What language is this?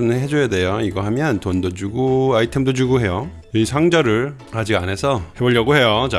Korean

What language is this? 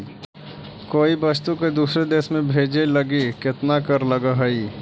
Magahi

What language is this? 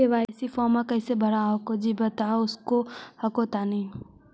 Magahi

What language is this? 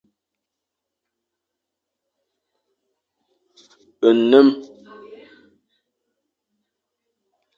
Fang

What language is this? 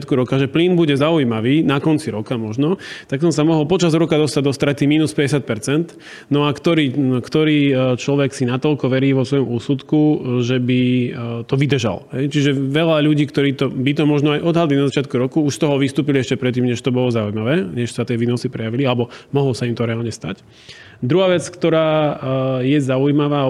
Slovak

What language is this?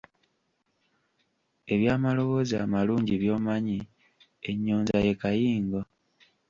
Ganda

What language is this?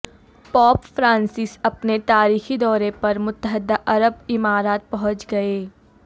Urdu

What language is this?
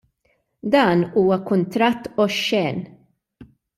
Maltese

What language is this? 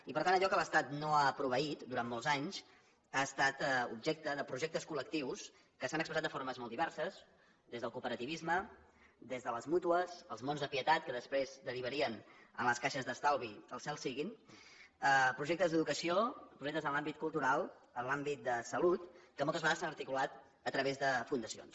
Catalan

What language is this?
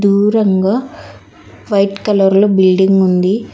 Telugu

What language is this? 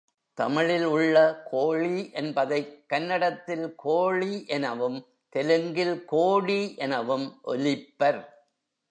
Tamil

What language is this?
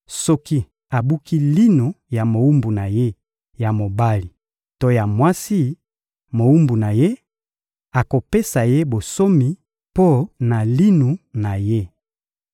Lingala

